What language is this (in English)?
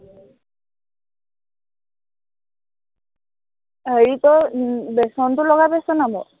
Assamese